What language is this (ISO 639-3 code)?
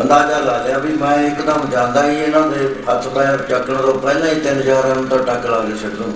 pan